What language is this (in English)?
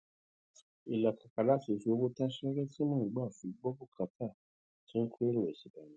Yoruba